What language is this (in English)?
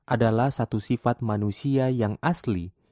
Indonesian